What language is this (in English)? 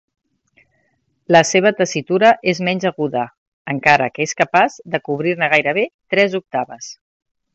Catalan